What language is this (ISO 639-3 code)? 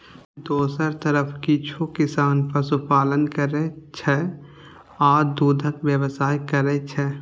mai